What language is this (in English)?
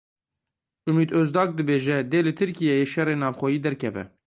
Kurdish